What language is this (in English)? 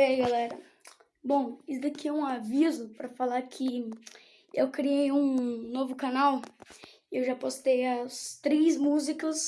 Portuguese